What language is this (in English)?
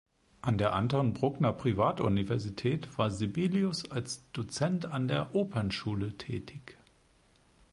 German